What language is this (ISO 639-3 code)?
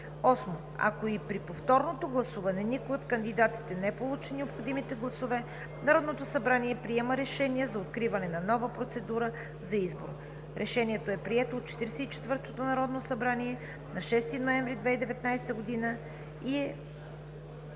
bul